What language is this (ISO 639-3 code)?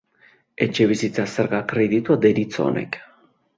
eus